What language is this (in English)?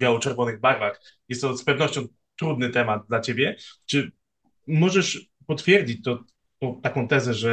Polish